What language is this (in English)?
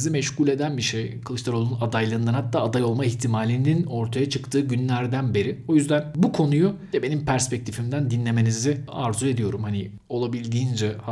Turkish